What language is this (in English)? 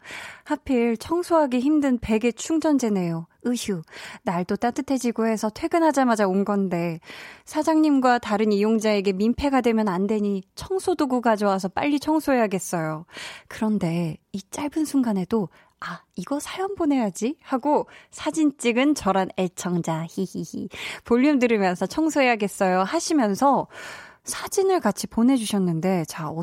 Korean